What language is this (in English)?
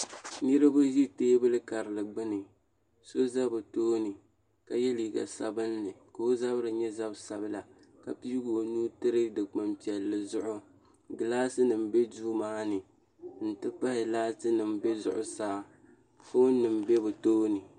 Dagbani